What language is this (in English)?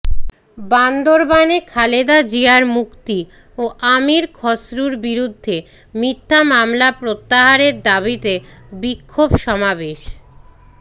Bangla